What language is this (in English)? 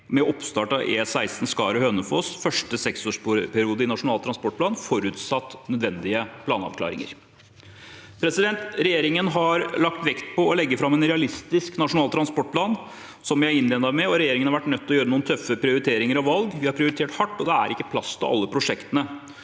Norwegian